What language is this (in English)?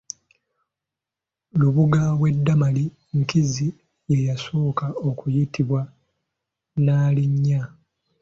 Ganda